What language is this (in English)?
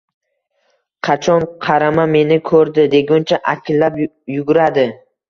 Uzbek